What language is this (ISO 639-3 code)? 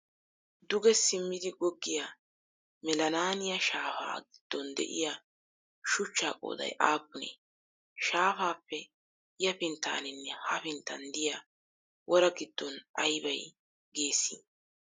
wal